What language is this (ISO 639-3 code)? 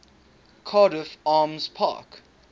eng